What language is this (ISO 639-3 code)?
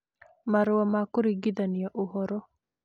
kik